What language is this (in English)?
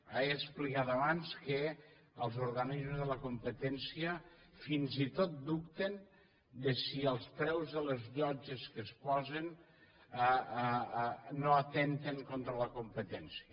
Catalan